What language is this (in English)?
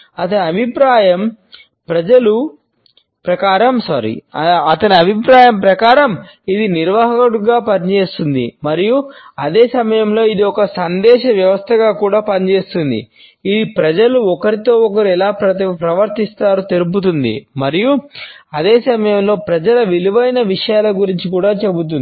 Telugu